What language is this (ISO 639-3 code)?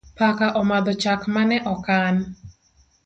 luo